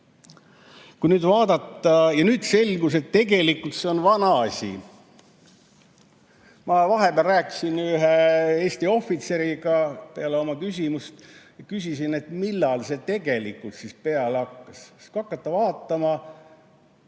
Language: Estonian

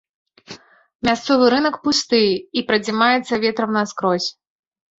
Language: Belarusian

